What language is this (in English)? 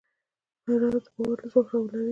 Pashto